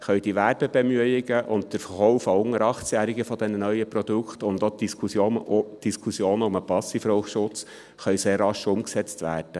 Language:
Swiss German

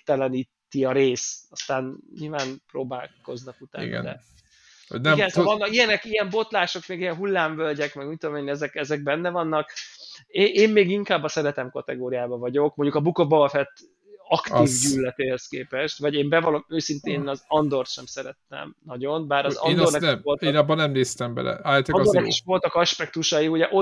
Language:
Hungarian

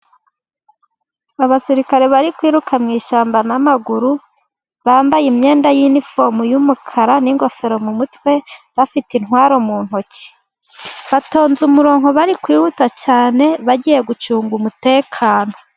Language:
Kinyarwanda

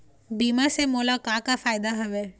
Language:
Chhattisgarhi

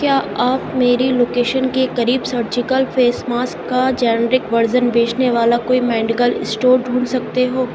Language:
Urdu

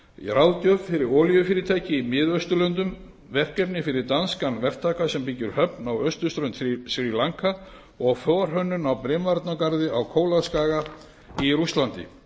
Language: Icelandic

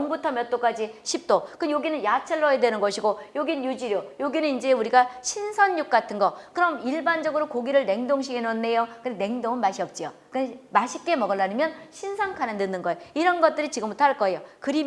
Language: Korean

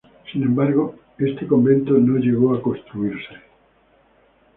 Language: Spanish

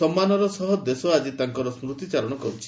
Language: Odia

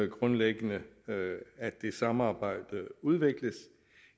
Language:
Danish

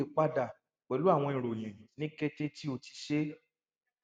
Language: Yoruba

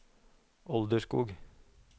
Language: Norwegian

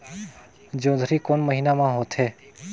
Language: Chhattisgarhi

